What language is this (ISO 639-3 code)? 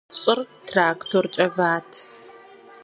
kbd